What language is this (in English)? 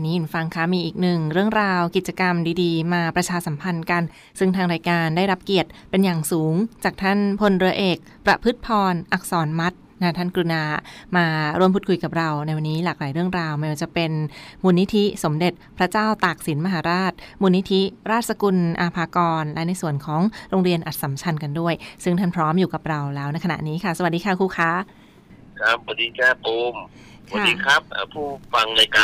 Thai